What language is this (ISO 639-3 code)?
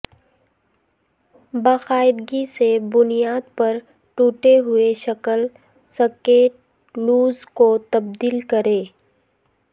urd